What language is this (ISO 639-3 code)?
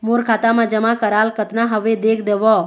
hne